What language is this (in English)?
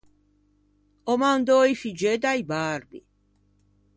Ligurian